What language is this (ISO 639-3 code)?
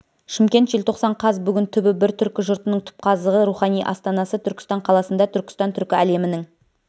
kaz